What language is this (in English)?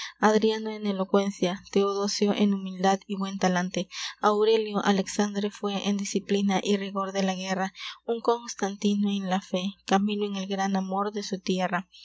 Spanish